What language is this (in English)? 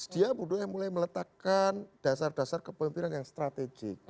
Indonesian